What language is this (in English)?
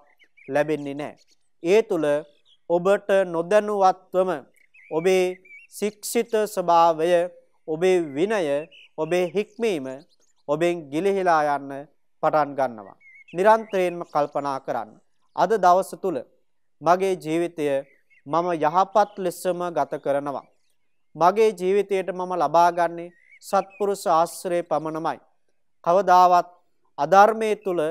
Romanian